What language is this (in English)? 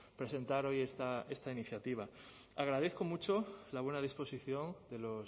Spanish